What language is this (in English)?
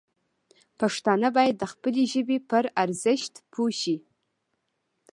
Pashto